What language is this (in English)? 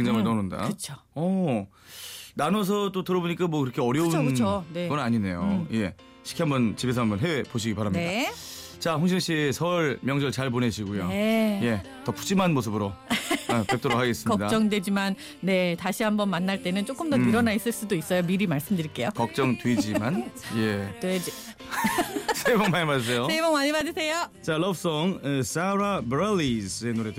Korean